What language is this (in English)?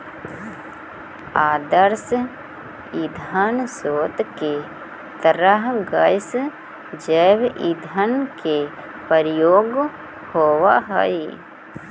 Magahi